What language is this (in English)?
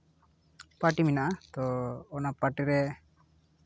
Santali